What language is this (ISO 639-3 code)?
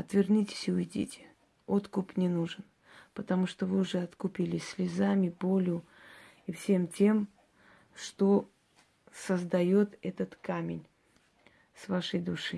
rus